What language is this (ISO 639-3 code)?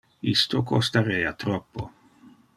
ina